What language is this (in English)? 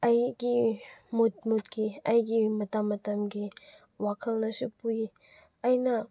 Manipuri